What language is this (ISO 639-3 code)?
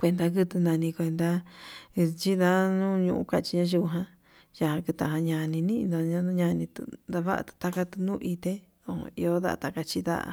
mab